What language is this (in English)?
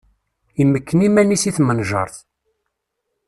Kabyle